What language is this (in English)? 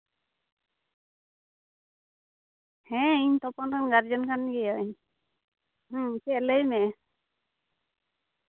Santali